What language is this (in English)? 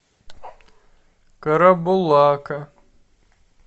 Russian